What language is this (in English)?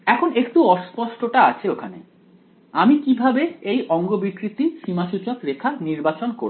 Bangla